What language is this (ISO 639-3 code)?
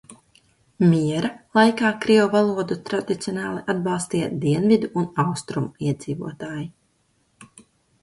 lav